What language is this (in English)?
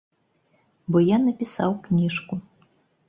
Belarusian